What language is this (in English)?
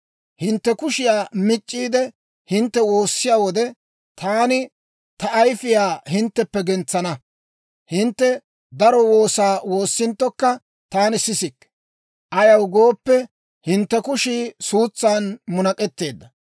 Dawro